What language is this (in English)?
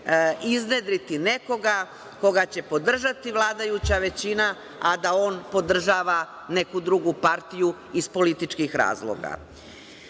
Serbian